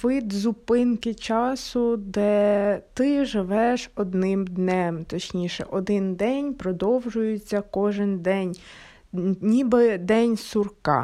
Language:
Ukrainian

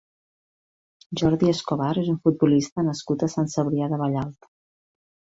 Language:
Catalan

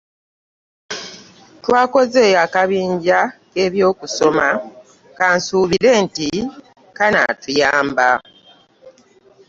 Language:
Ganda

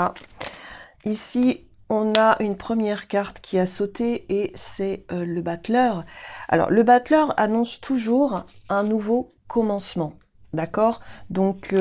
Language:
French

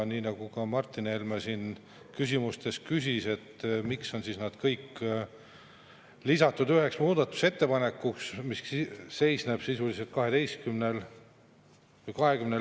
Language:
Estonian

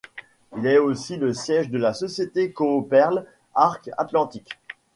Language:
French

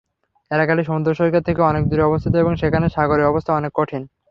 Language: Bangla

